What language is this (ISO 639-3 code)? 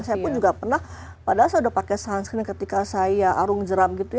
ind